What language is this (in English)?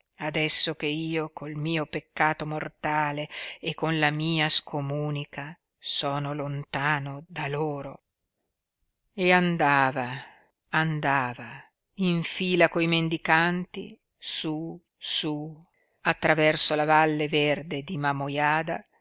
Italian